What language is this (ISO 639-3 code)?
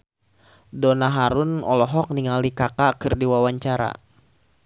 sun